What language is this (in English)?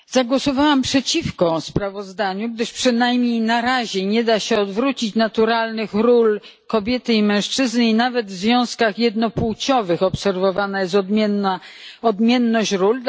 Polish